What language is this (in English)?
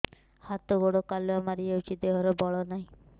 Odia